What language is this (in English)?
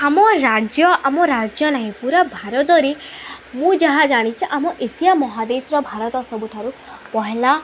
Odia